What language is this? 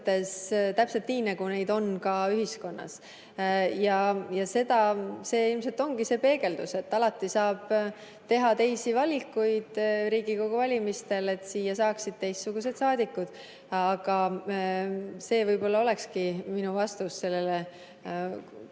Estonian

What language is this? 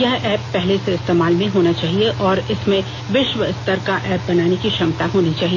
Hindi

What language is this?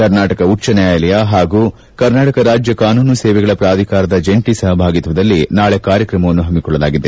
Kannada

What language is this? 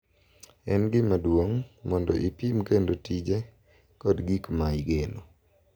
Luo (Kenya and Tanzania)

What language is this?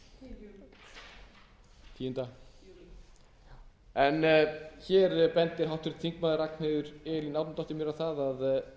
Icelandic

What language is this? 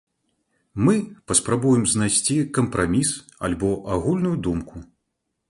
Belarusian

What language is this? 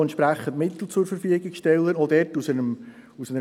Swiss German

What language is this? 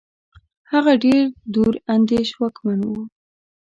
Pashto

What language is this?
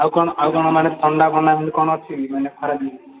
Odia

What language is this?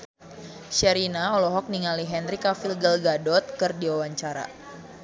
Sundanese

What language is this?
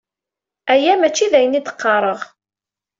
Kabyle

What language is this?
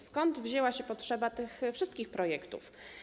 Polish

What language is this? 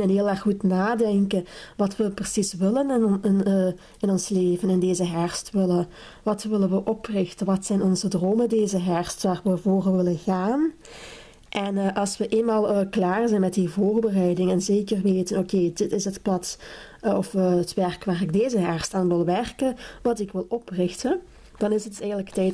Dutch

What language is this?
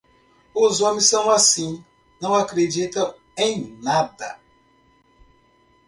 Portuguese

